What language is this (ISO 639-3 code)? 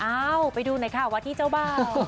tha